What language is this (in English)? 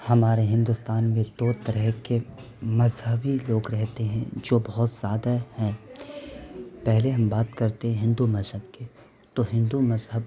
Urdu